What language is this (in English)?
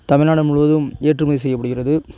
Tamil